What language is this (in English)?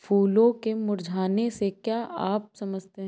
Hindi